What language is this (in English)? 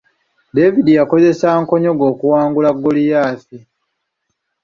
Ganda